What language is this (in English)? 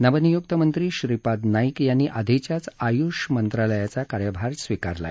Marathi